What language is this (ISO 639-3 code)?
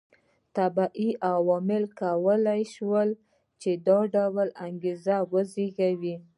pus